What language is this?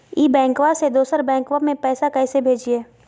Magahi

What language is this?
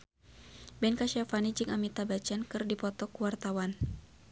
Sundanese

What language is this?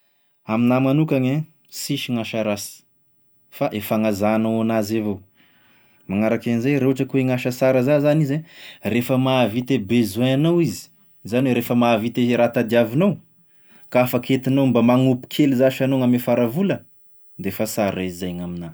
Tesaka Malagasy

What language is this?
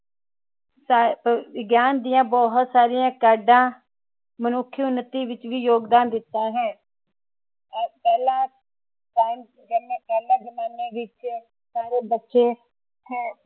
Punjabi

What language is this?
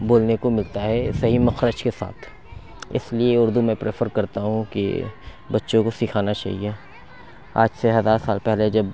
Urdu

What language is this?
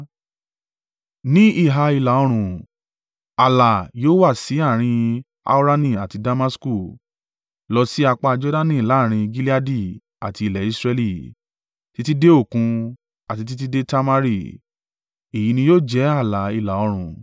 Yoruba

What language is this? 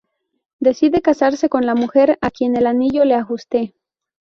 Spanish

